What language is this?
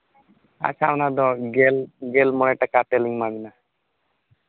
Santali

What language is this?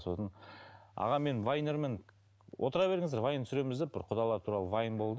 Kazakh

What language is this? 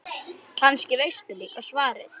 Icelandic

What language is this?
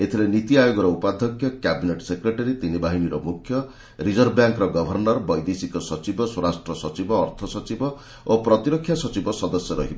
Odia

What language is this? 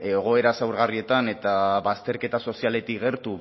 Basque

